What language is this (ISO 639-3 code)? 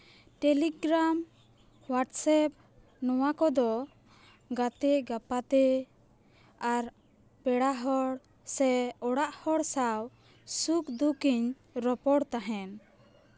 sat